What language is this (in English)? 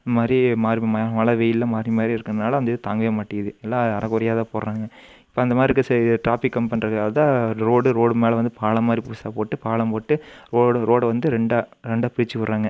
Tamil